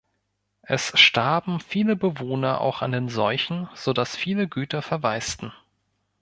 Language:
German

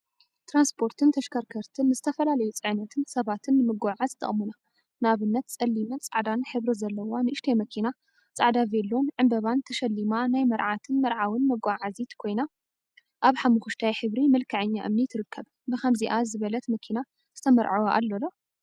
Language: Tigrinya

